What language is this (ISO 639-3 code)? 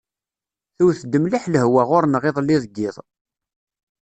kab